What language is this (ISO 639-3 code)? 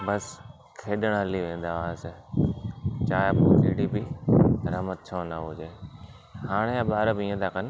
snd